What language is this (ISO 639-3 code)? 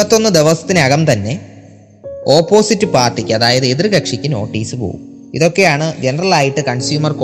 mal